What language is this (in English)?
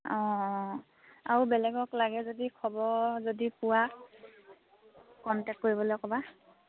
Assamese